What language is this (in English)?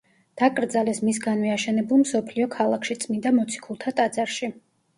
Georgian